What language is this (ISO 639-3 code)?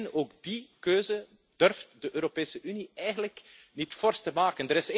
nld